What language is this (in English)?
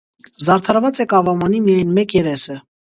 Armenian